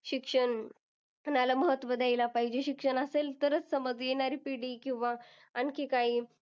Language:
Marathi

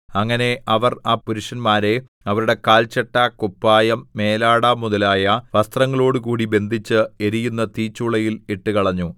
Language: Malayalam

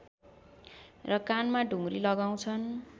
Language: Nepali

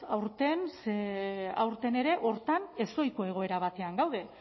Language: Basque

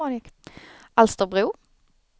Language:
Swedish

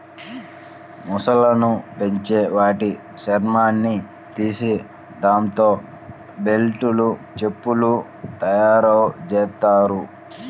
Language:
Telugu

